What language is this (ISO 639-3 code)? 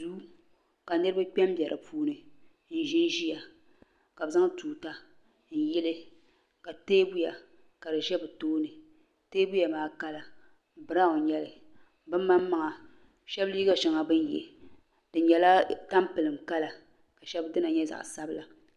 dag